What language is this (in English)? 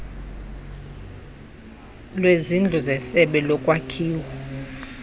Xhosa